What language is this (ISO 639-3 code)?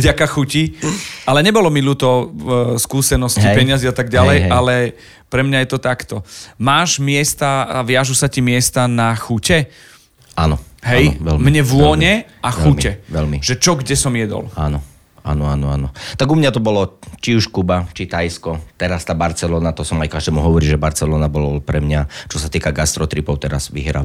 slk